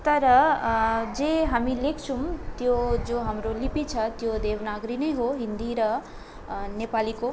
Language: Nepali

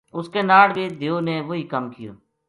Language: Gujari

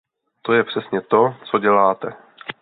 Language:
Czech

